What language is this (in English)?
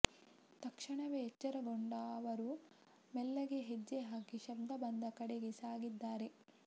Kannada